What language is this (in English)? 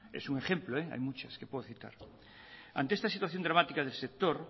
Spanish